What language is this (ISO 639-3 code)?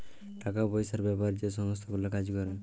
ben